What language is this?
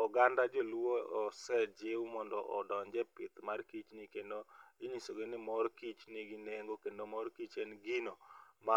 Luo (Kenya and Tanzania)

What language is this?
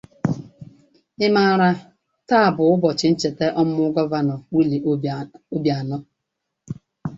Igbo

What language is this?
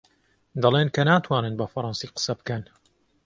Central Kurdish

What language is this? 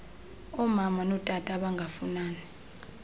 Xhosa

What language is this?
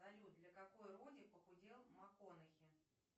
Russian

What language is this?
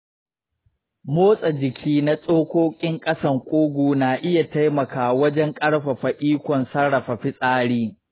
Hausa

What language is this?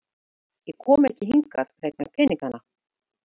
Icelandic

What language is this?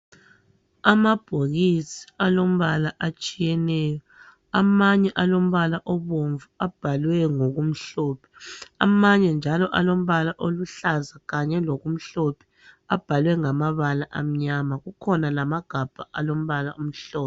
North Ndebele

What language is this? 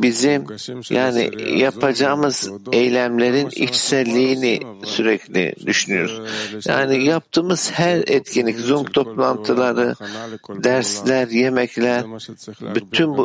Turkish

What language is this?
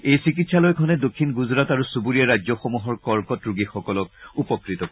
Assamese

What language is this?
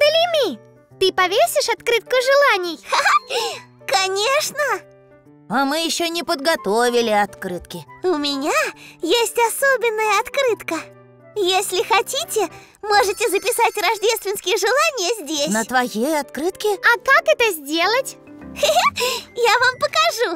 Russian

